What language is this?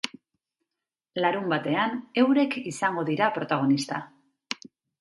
Basque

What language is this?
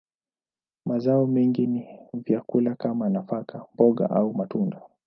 Swahili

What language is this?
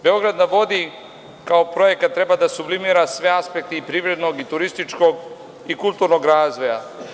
Serbian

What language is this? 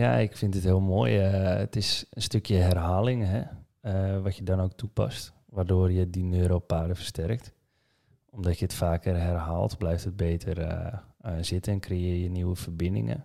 Dutch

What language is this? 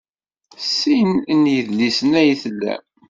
Kabyle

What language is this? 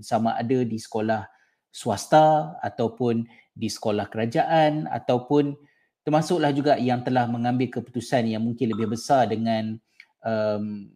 Malay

